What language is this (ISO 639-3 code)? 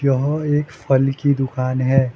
hin